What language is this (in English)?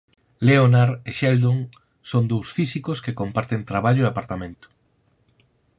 Galician